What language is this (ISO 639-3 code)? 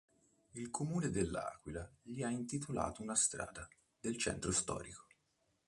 ita